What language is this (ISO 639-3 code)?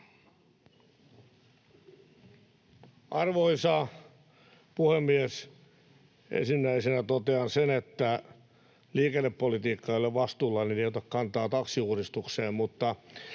fin